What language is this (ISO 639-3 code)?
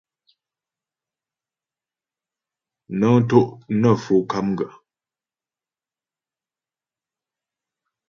bbj